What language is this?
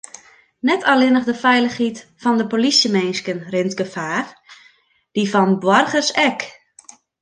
Western Frisian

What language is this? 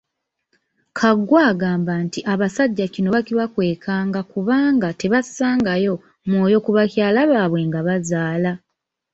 Ganda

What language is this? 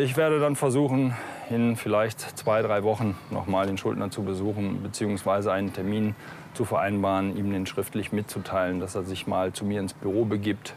German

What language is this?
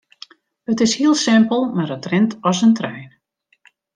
Western Frisian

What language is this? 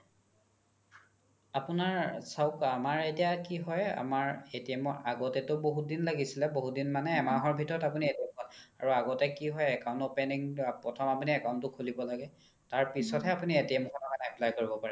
Assamese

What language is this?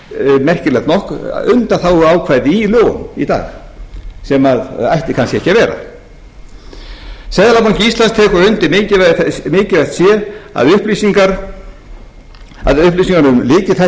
Icelandic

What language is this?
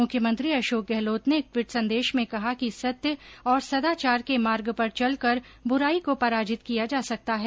Hindi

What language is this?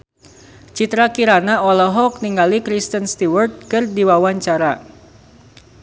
Sundanese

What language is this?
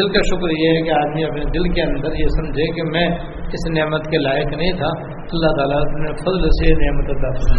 Urdu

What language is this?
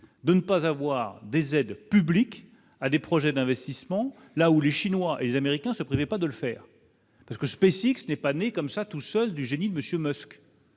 French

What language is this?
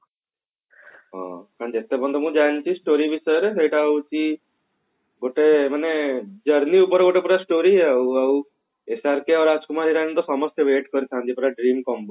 Odia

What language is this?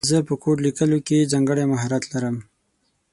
Pashto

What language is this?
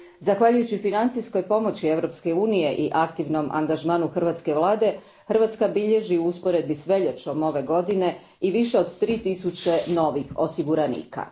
Croatian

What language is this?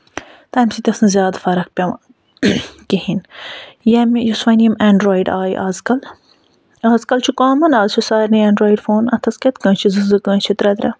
Kashmiri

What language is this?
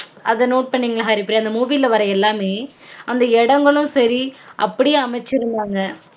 Tamil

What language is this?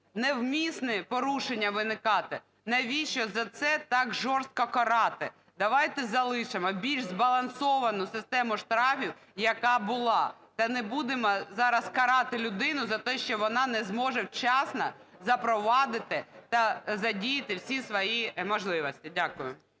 Ukrainian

